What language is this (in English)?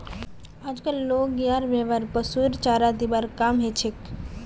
Magahi